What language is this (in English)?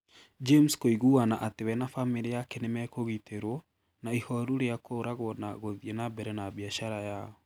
Kikuyu